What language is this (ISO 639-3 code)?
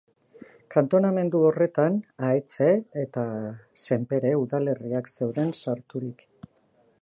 eus